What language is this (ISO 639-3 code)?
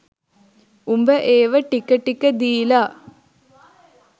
sin